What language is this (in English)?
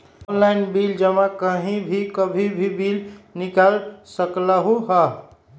Magahi